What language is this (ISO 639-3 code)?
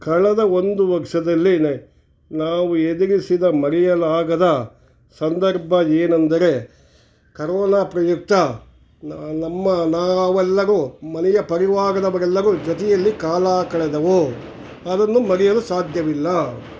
kan